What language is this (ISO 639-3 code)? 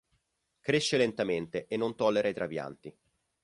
ita